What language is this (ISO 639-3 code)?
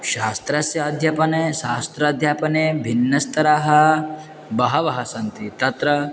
san